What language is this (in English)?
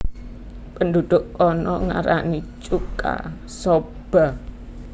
Javanese